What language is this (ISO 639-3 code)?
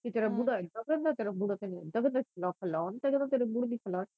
pan